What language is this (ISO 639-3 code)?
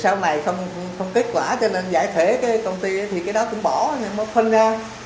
vie